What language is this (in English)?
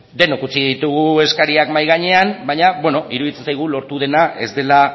Basque